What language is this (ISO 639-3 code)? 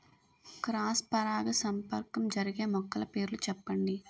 tel